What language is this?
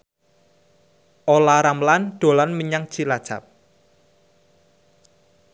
Javanese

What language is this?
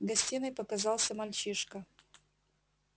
Russian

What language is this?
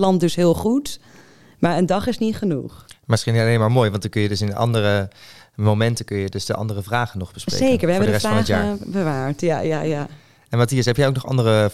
Dutch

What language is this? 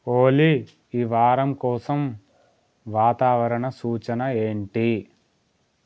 Telugu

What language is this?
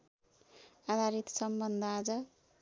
Nepali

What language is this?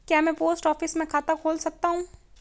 Hindi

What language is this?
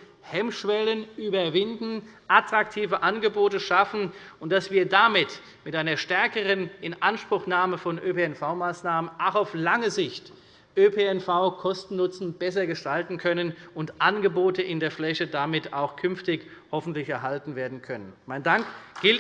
German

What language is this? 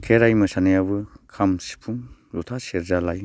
Bodo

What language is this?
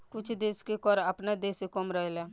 Bhojpuri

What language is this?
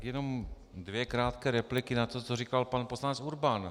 Czech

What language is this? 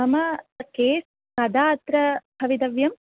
Sanskrit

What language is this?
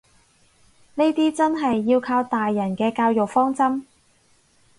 Cantonese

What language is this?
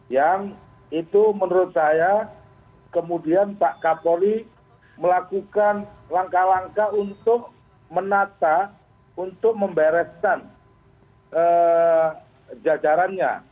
Indonesian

